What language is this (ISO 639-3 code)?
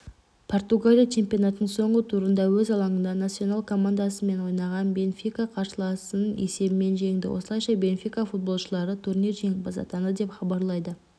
kaz